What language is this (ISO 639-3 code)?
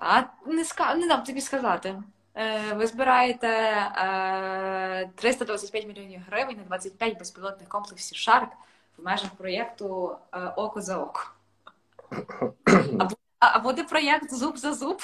ukr